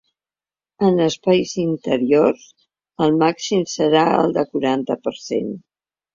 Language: Catalan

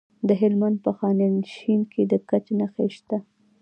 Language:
Pashto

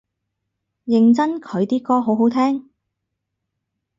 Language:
Cantonese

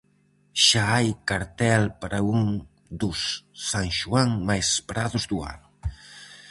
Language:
Galician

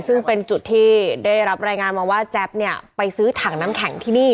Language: Thai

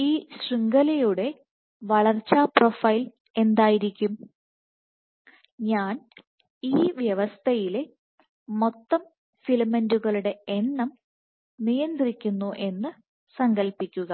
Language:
Malayalam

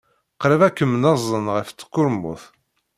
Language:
Kabyle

